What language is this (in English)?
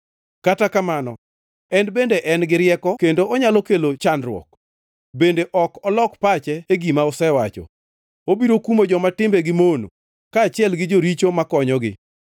Luo (Kenya and Tanzania)